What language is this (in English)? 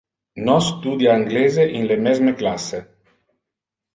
Interlingua